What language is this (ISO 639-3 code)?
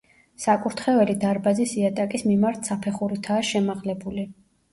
kat